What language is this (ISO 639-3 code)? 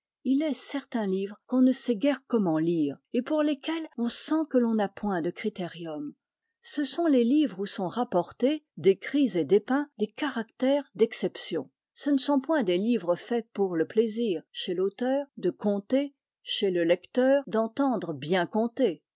fra